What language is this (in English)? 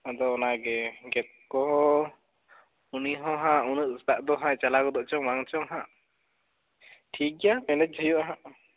Santali